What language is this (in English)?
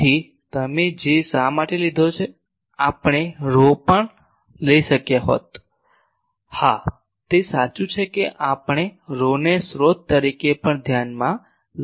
Gujarati